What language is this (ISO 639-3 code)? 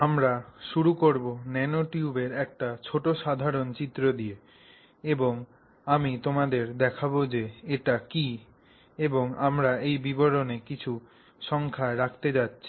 ben